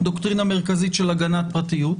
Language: Hebrew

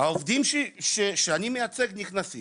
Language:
Hebrew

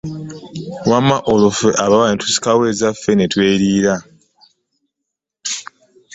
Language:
Ganda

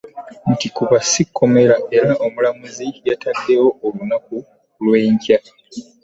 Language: Ganda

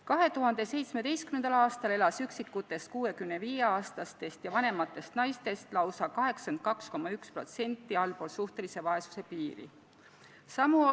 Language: Estonian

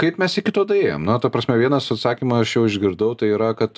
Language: Lithuanian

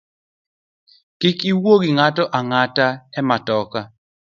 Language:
Luo (Kenya and Tanzania)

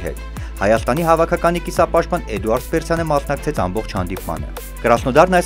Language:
Romanian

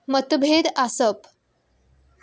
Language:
Konkani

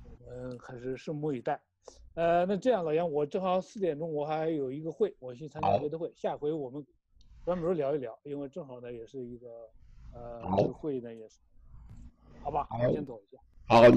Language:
Chinese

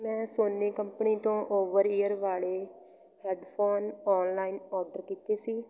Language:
Punjabi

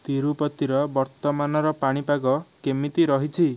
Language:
Odia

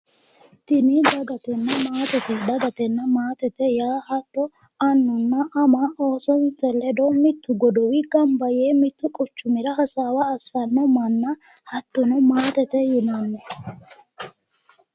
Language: Sidamo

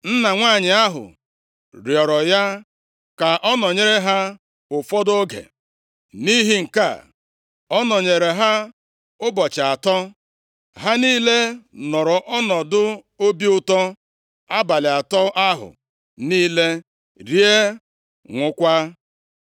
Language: Igbo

